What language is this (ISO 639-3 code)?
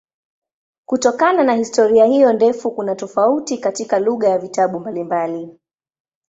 swa